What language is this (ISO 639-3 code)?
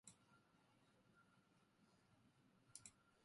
jpn